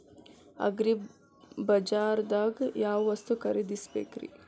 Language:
Kannada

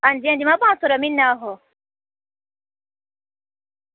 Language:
Dogri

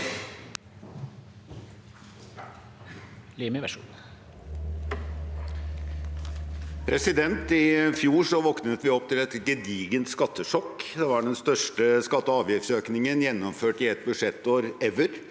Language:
Norwegian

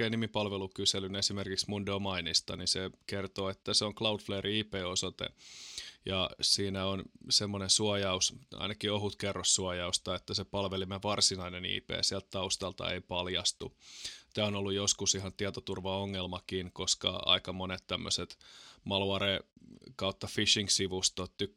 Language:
Finnish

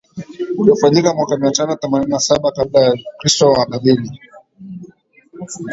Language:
Swahili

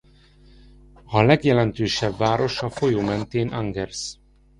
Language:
Hungarian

